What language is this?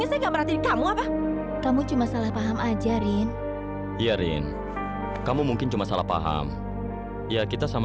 Indonesian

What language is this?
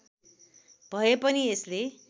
Nepali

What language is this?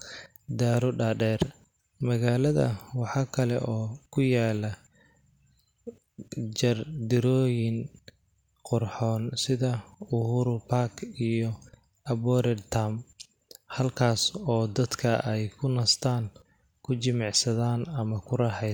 Somali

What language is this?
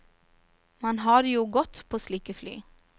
Norwegian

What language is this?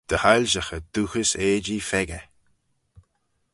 Manx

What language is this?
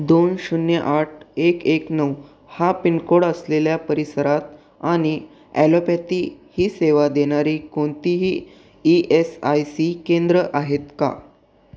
Marathi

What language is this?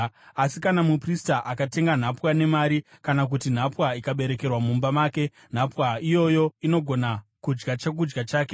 Shona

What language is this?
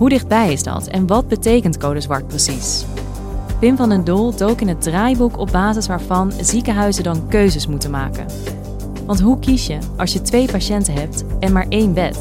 Dutch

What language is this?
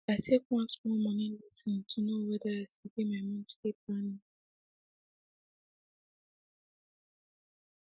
Nigerian Pidgin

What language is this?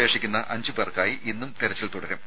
Malayalam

